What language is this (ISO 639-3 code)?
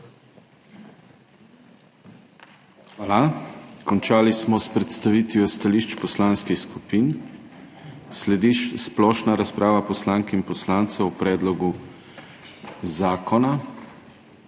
slv